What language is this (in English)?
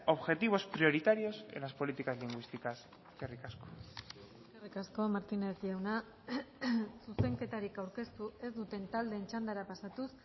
Basque